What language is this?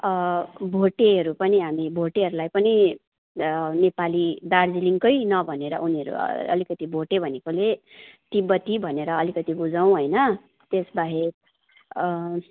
Nepali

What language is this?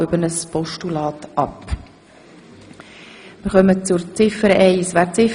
Swiss German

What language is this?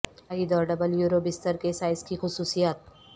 Urdu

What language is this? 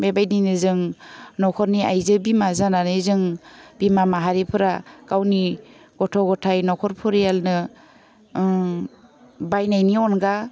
Bodo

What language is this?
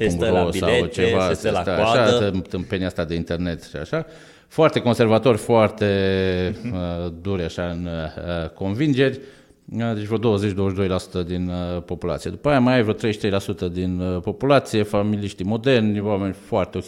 Romanian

